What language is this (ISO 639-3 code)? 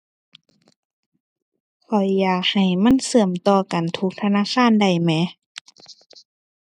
tha